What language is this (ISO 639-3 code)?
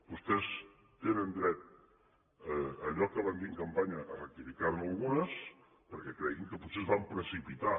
cat